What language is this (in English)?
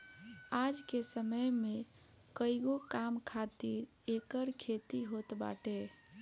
Bhojpuri